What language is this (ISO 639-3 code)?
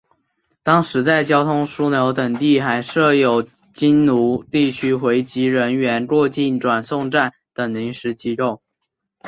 zho